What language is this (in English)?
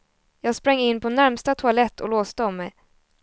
Swedish